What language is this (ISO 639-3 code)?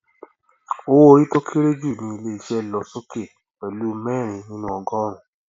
yor